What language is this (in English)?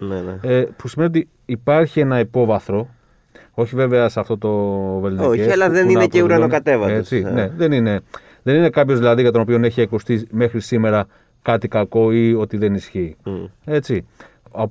Greek